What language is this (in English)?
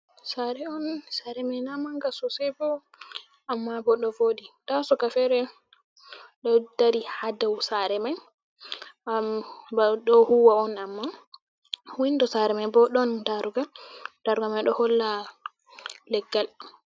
Fula